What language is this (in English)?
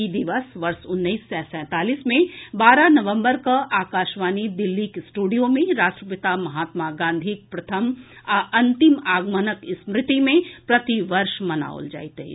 Maithili